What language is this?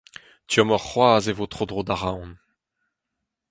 Breton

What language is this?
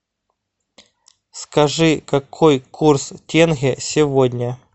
Russian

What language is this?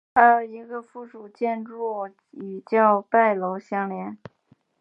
Chinese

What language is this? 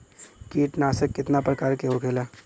Bhojpuri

